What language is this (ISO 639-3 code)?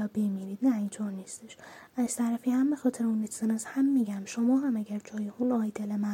fas